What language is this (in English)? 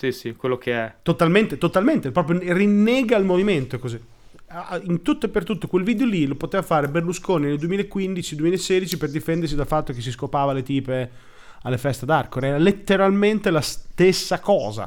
Italian